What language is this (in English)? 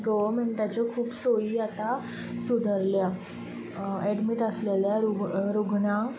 Konkani